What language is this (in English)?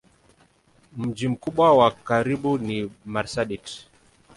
Swahili